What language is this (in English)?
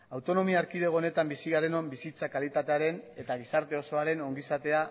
Basque